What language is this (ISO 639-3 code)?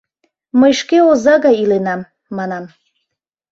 chm